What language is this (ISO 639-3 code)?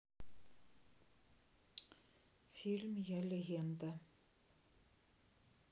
rus